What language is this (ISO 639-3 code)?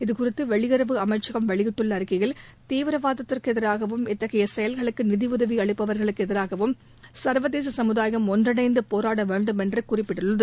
tam